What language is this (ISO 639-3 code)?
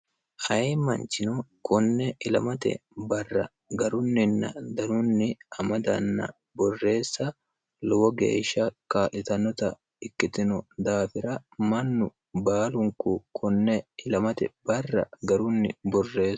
sid